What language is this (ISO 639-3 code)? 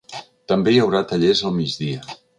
cat